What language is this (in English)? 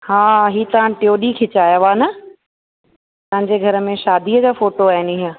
Sindhi